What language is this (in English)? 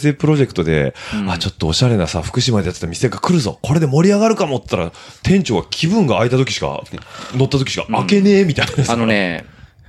Japanese